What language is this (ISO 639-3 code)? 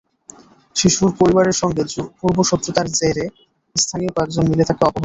ben